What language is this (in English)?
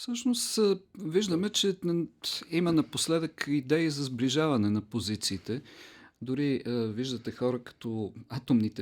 Bulgarian